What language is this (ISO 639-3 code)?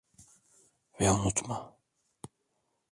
tur